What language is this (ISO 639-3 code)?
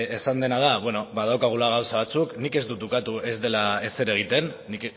eus